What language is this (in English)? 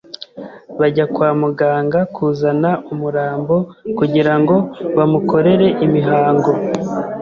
Kinyarwanda